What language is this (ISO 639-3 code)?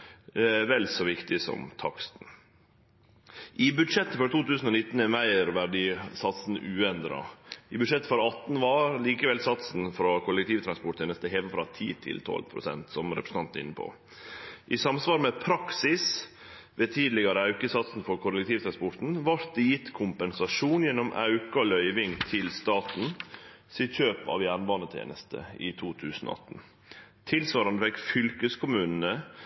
nno